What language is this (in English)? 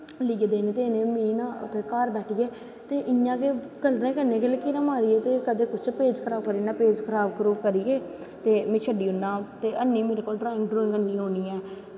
Dogri